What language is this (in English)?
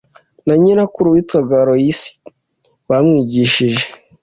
Kinyarwanda